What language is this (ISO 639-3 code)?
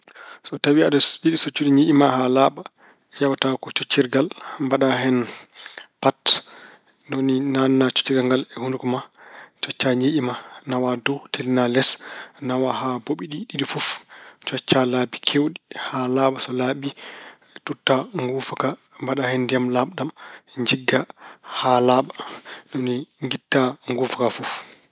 ful